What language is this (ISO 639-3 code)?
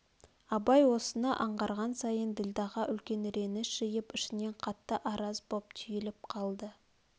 kaz